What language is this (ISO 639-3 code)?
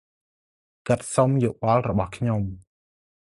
khm